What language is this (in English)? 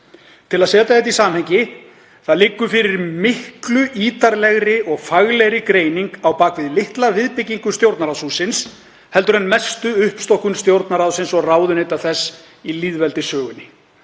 Icelandic